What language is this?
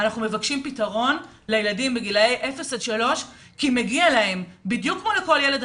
Hebrew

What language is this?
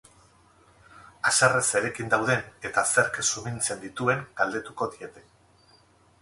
Basque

